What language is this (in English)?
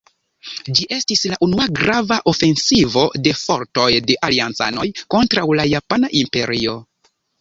Esperanto